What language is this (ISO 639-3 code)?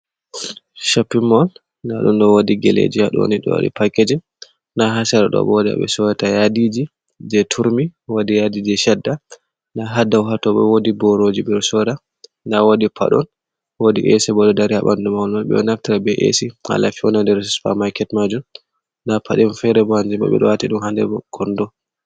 ful